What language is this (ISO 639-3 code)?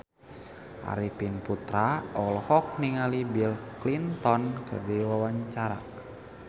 sun